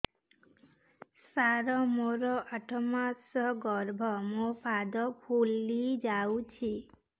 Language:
Odia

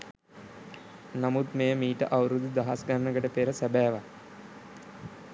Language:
Sinhala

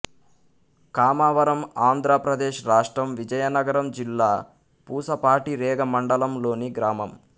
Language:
Telugu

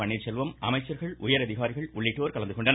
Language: Tamil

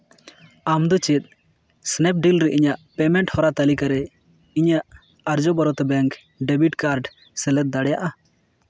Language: Santali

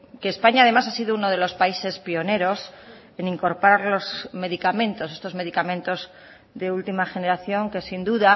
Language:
Spanish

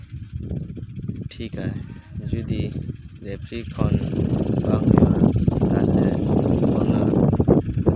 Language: Santali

